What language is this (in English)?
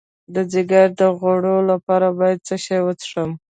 Pashto